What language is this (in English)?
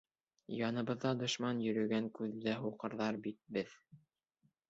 Bashkir